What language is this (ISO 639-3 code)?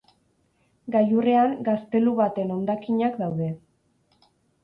eus